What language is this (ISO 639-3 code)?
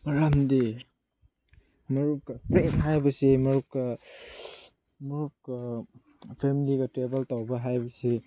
mni